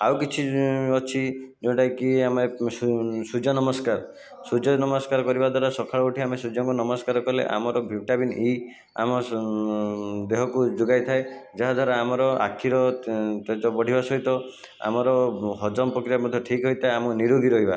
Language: Odia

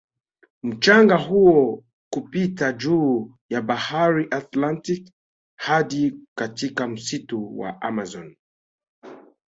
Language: Swahili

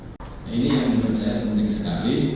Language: Indonesian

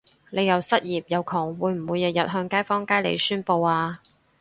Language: Cantonese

